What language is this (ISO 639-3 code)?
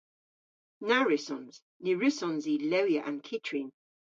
cor